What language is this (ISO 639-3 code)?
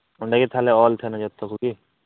sat